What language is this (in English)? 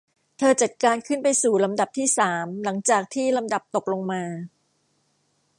Thai